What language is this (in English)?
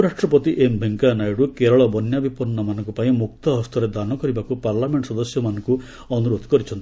Odia